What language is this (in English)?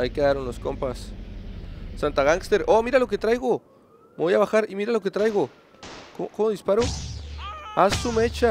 Spanish